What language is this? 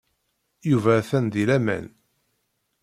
Kabyle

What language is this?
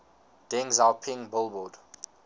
English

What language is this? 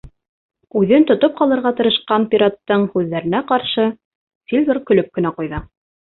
Bashkir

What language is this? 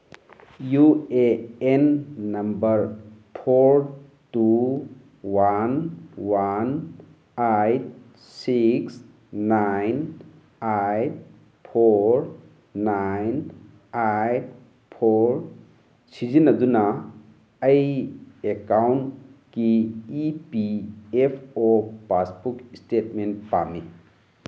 Manipuri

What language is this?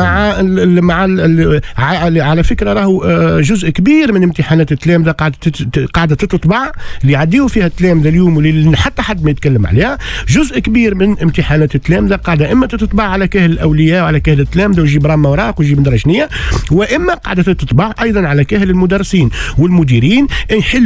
Arabic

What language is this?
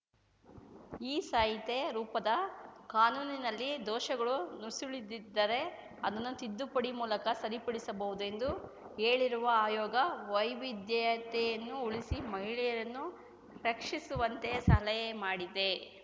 Kannada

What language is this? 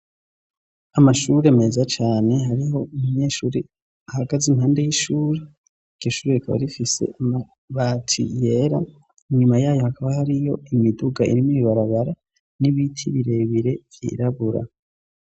Rundi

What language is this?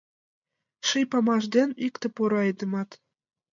Mari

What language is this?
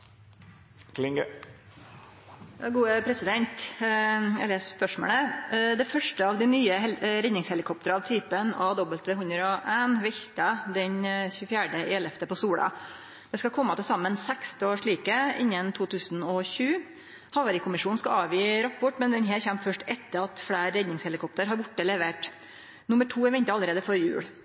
Norwegian Nynorsk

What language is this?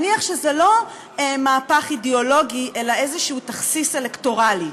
Hebrew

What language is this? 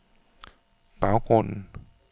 Danish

